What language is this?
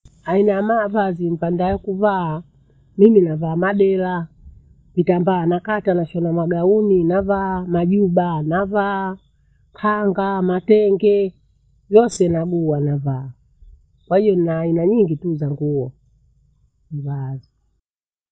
Bondei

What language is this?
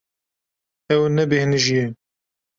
Kurdish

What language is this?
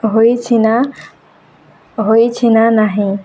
Odia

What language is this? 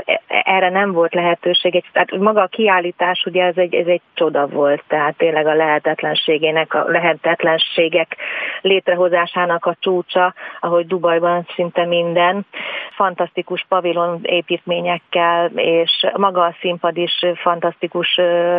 Hungarian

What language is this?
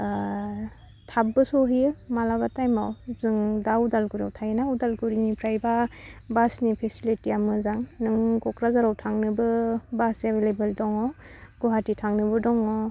Bodo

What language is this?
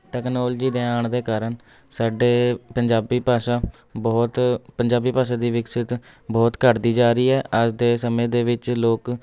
Punjabi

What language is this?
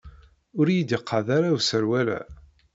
Kabyle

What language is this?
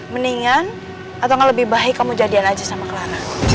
Indonesian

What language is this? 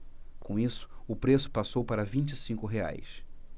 Portuguese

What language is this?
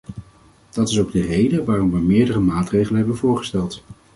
Dutch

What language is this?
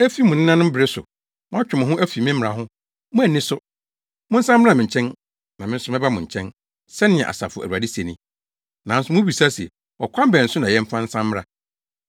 Akan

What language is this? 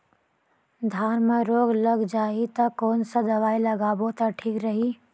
Chhattisgarhi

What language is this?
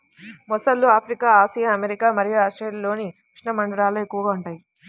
Telugu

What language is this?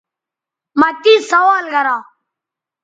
Bateri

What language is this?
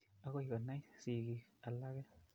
Kalenjin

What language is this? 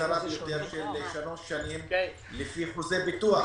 Hebrew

